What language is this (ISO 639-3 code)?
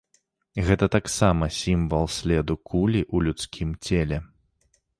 bel